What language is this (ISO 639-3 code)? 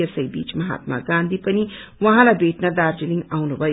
nep